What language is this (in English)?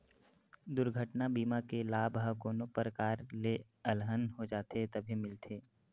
Chhattisgarhi